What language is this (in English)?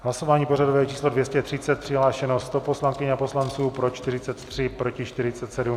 Czech